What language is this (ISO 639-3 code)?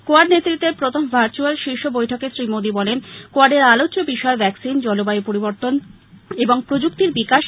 ben